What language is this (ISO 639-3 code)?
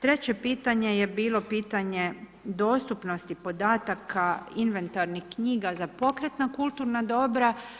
hrv